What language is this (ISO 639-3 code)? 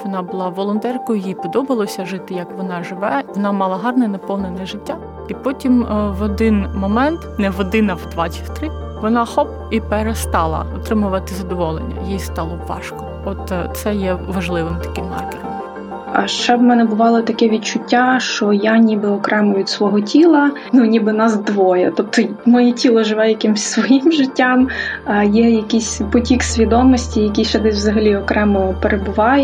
ukr